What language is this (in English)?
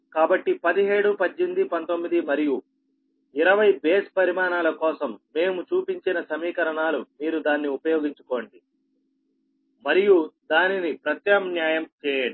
Telugu